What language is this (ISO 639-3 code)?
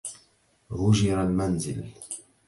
ara